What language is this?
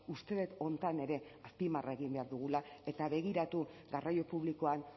Basque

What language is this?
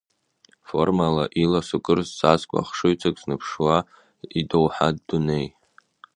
Abkhazian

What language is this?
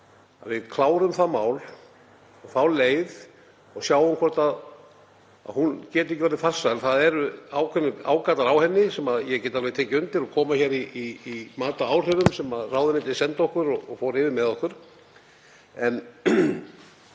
Icelandic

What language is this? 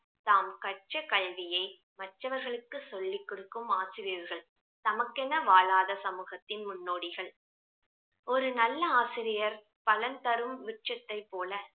Tamil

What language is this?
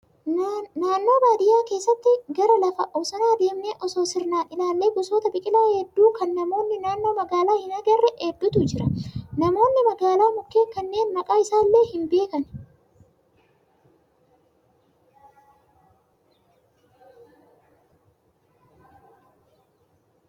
Oromo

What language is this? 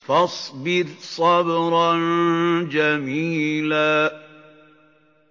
Arabic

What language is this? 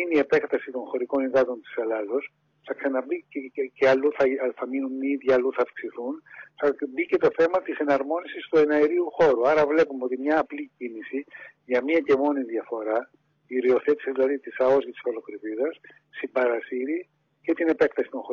Greek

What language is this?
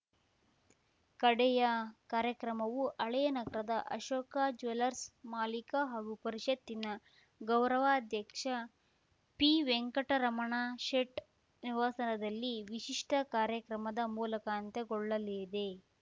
Kannada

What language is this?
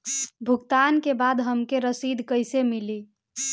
Bhojpuri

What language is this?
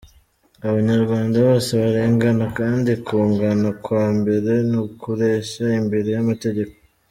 Kinyarwanda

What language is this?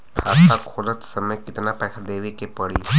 Bhojpuri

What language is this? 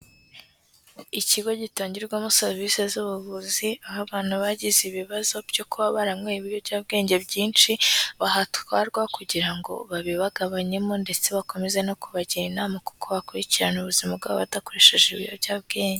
Kinyarwanda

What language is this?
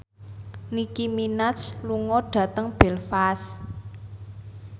Javanese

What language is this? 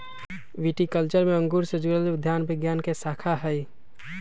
Magahi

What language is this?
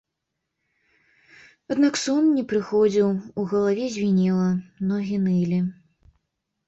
Belarusian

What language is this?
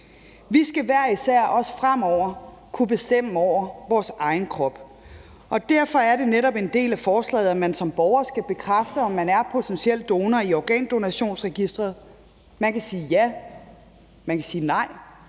Danish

